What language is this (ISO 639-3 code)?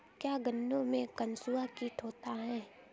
hin